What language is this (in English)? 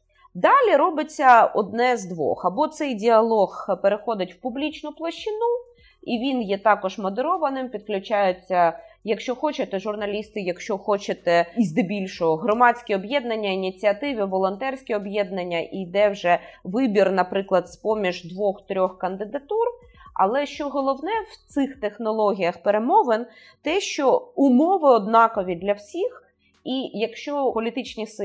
Ukrainian